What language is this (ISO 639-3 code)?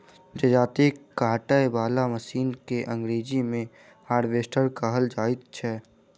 mai